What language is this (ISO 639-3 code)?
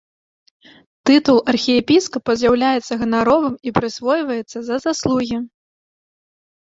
bel